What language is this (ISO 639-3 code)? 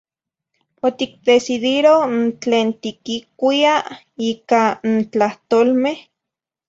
nhi